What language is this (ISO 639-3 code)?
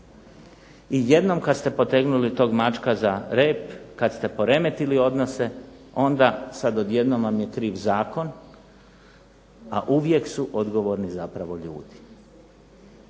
hrv